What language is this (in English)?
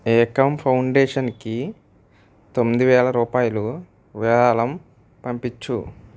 Telugu